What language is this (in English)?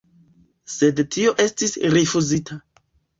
Esperanto